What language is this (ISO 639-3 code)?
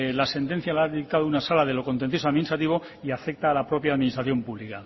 spa